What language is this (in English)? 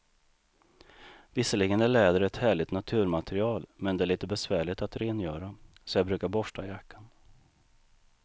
Swedish